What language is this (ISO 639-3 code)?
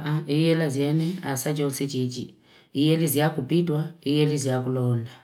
fip